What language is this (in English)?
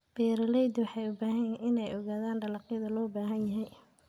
Somali